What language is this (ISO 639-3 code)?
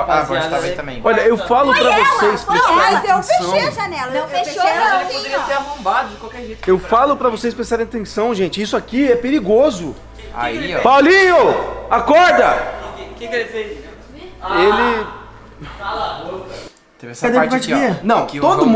por